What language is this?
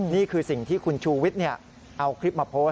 Thai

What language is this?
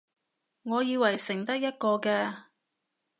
Cantonese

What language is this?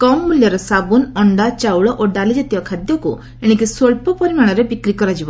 Odia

